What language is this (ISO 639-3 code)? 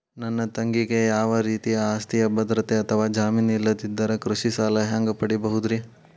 kan